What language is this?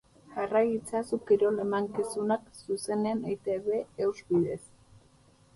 Basque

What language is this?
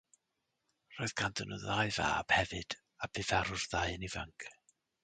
Welsh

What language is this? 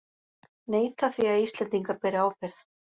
Icelandic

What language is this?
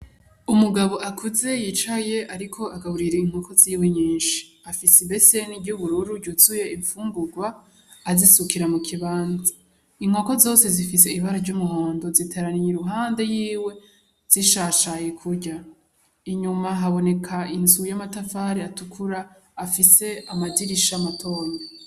Rundi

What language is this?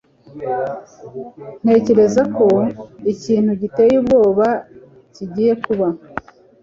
Kinyarwanda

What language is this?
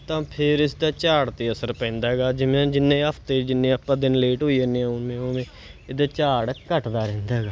Punjabi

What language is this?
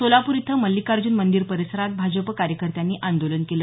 Marathi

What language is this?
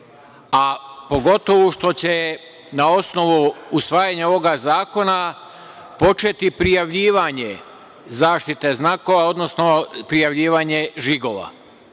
Serbian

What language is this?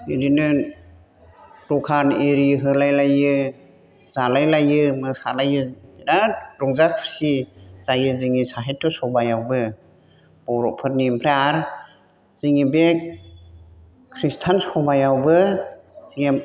Bodo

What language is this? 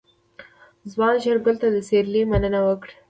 Pashto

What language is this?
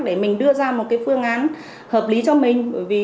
Vietnamese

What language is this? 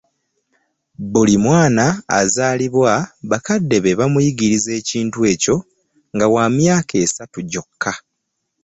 Ganda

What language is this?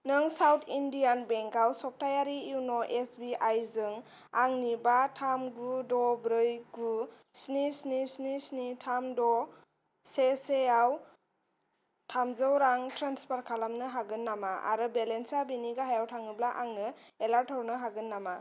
Bodo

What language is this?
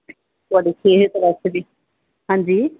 Punjabi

